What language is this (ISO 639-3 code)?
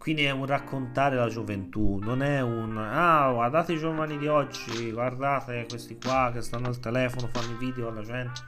ita